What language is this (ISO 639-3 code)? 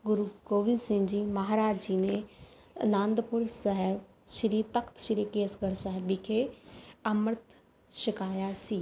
pan